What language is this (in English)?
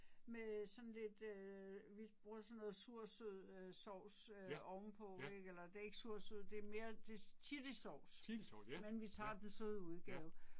Danish